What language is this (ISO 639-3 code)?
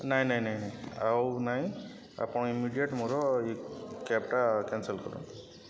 ori